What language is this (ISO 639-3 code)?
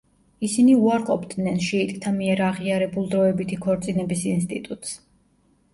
kat